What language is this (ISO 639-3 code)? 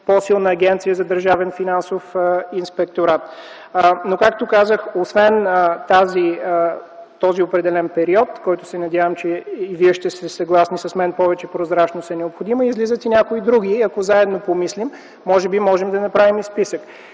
bul